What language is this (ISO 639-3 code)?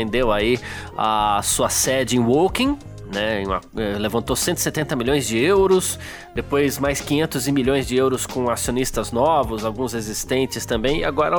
por